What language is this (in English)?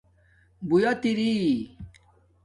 Domaaki